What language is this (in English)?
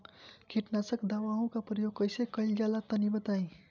Bhojpuri